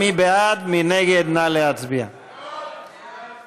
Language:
Hebrew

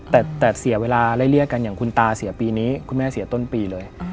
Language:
Thai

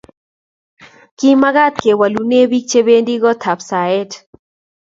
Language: Kalenjin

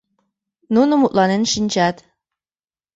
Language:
Mari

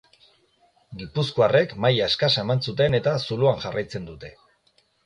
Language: Basque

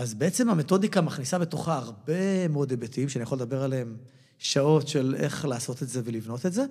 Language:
Hebrew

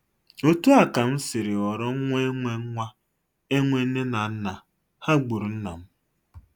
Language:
Igbo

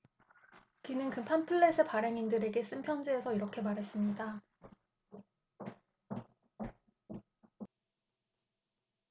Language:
Korean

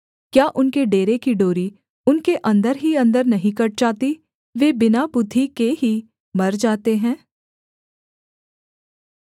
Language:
Hindi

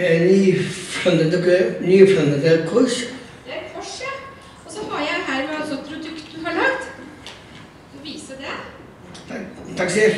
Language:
Norwegian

